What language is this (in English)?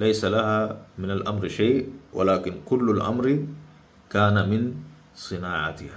Arabic